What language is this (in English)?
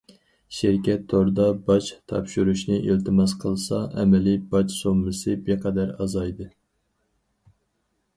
Uyghur